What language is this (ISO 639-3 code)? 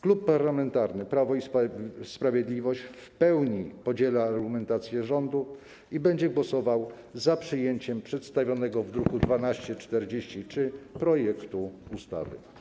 pol